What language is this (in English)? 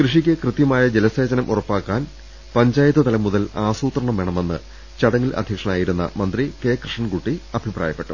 Malayalam